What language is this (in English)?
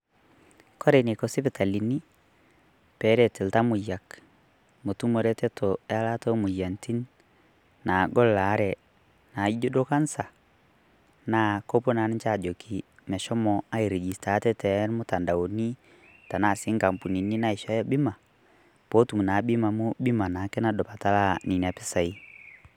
Masai